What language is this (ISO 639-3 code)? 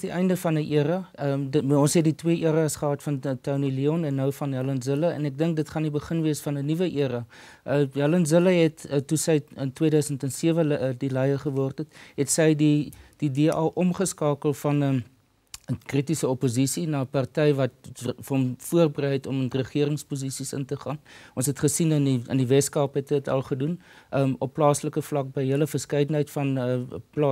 nld